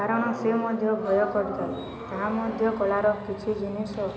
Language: Odia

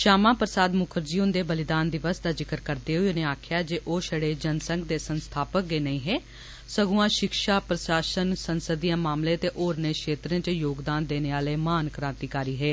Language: Dogri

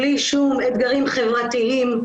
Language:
Hebrew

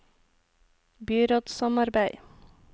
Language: Norwegian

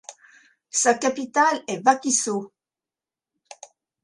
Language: French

